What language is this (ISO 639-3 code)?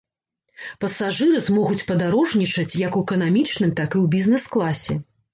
bel